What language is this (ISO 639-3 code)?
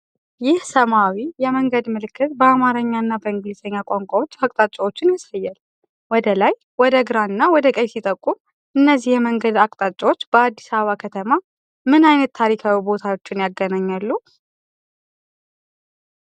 amh